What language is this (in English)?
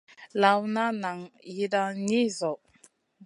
Masana